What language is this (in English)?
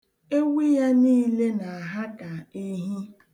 Igbo